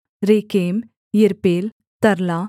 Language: Hindi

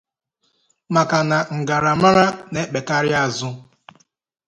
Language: Igbo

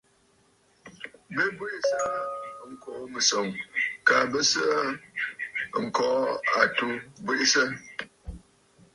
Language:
Bafut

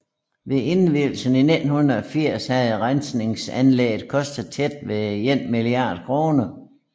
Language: Danish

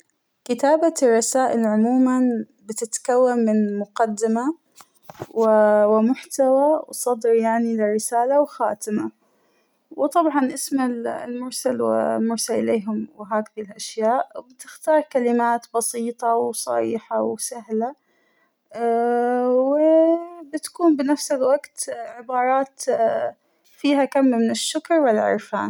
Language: Hijazi Arabic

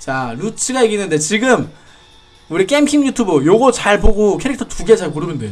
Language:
Korean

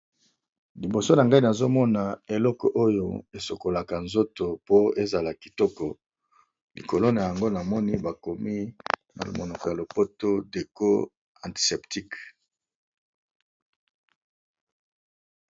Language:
Lingala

